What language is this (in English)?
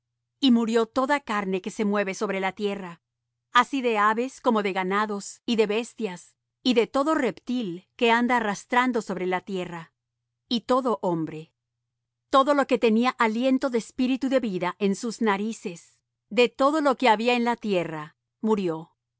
Spanish